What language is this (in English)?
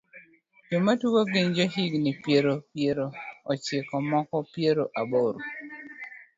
Luo (Kenya and Tanzania)